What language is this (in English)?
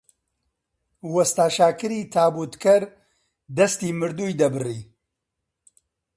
Central Kurdish